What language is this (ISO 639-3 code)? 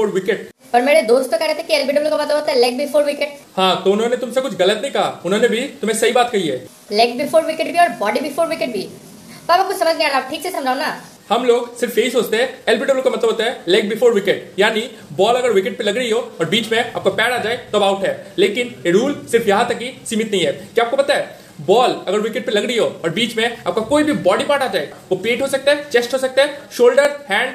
hin